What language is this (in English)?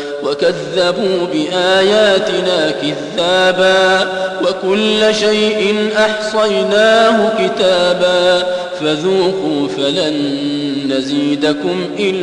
Arabic